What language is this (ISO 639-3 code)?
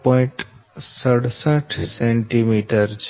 guj